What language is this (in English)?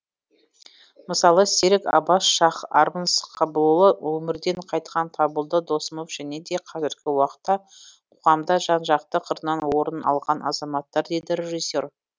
Kazakh